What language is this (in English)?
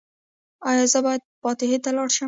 Pashto